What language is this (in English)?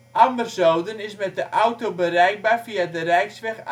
Dutch